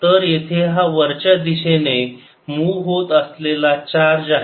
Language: Marathi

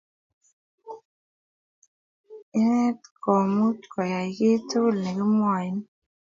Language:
Kalenjin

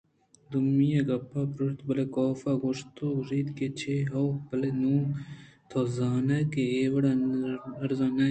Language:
Eastern Balochi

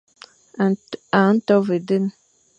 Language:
Fang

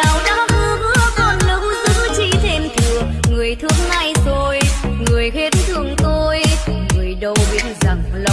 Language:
Vietnamese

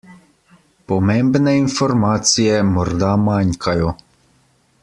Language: Slovenian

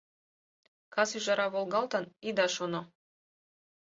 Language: Mari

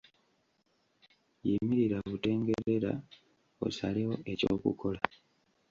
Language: Ganda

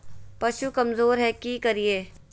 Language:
Magahi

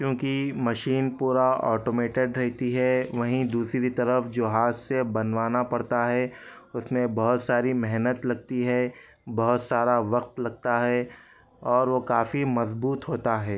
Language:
Urdu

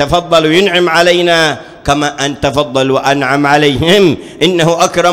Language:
Arabic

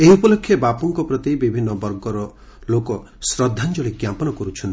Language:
Odia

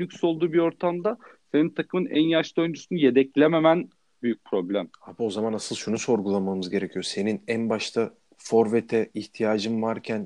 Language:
Turkish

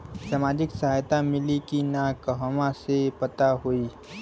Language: Bhojpuri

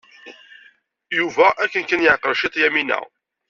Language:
Kabyle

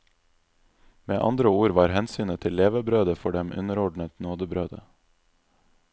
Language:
Norwegian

